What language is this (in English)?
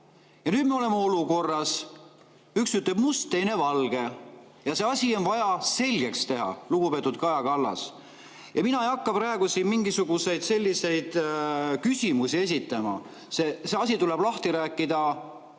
Estonian